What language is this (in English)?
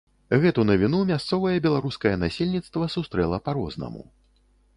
Belarusian